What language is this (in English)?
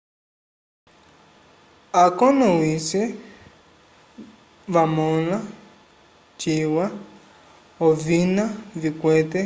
Umbundu